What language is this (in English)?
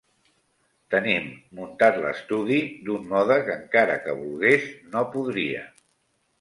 Catalan